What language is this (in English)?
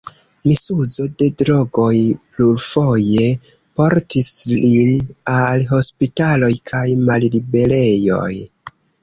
Esperanto